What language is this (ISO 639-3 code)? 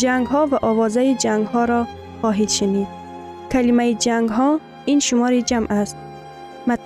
fas